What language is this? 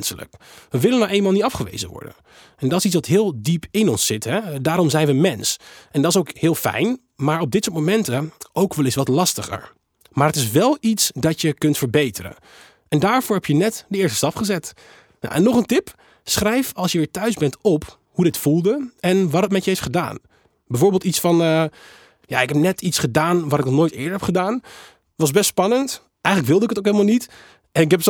Dutch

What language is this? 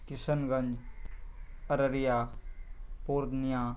Urdu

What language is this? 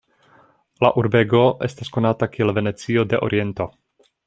Esperanto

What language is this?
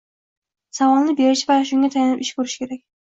Uzbek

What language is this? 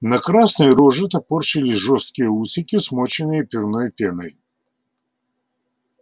Russian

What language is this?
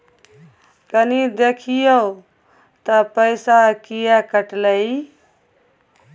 Maithili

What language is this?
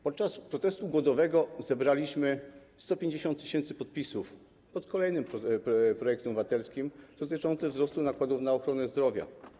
Polish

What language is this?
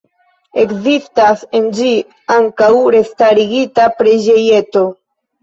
Esperanto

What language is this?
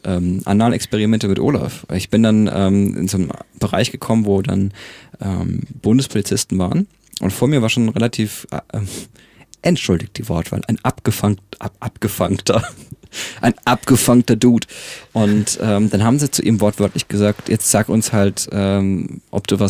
German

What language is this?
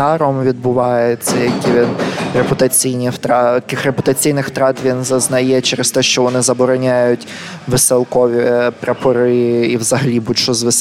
Ukrainian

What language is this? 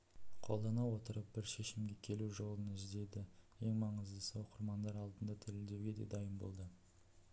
Kazakh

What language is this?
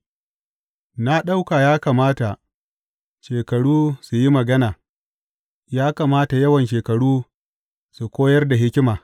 Hausa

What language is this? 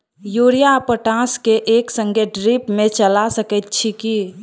Maithili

